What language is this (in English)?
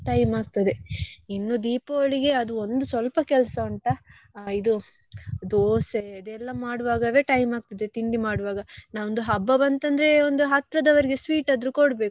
Kannada